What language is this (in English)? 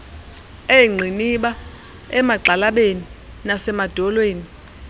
Xhosa